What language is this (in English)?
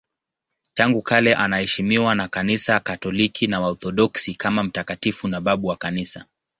Swahili